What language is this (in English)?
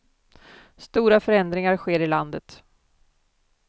Swedish